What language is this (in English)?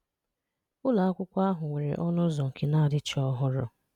Igbo